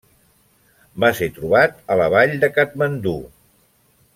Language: Catalan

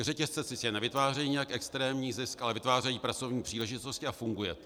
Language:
Czech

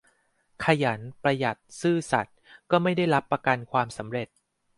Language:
Thai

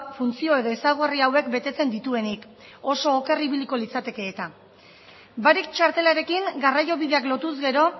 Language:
Basque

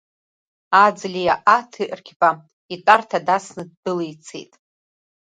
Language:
Abkhazian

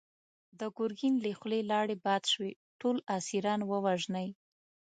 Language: Pashto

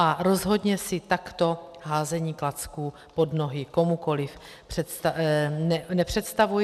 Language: Czech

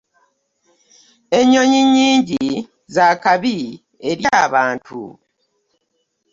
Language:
Ganda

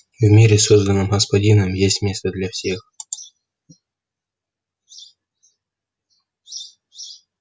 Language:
Russian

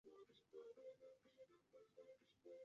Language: Chinese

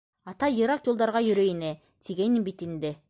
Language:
Bashkir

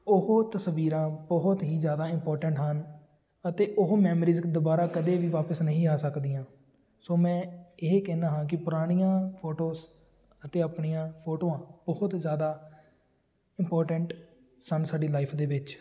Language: Punjabi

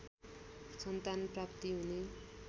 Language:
Nepali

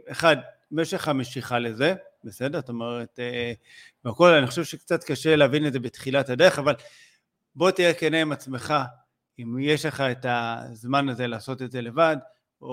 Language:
Hebrew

